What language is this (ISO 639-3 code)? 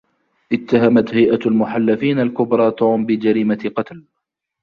ara